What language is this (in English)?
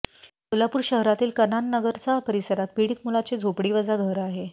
Marathi